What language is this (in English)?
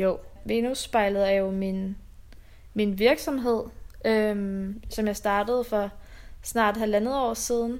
Danish